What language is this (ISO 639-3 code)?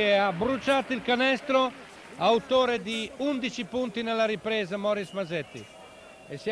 ita